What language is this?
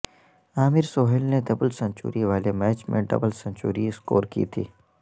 Urdu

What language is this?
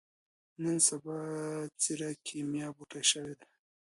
Pashto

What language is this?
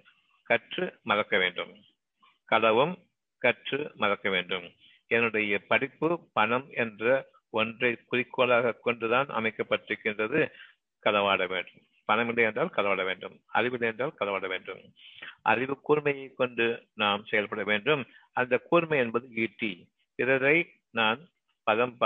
Tamil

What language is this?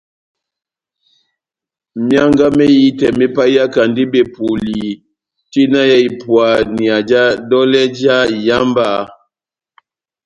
Batanga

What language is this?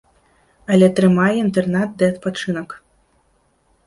Belarusian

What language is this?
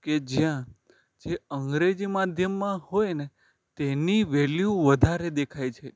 Gujarati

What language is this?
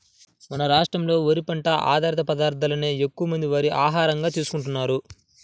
Telugu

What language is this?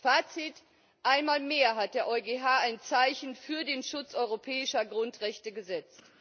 German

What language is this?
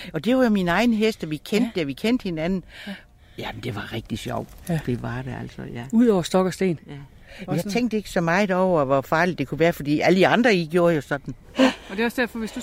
Danish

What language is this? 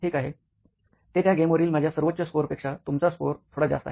Marathi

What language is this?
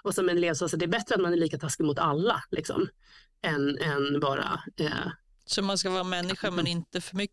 Swedish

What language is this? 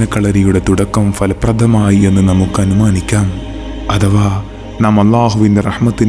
Malayalam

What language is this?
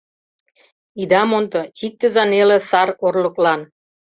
Mari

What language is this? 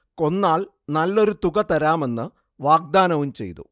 Malayalam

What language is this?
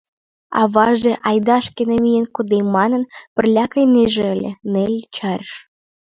Mari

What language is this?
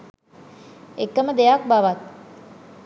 Sinhala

